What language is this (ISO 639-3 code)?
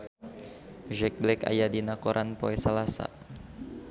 sun